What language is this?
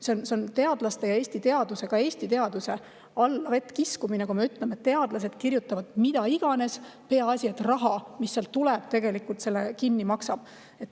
Estonian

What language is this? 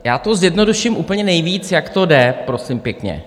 Czech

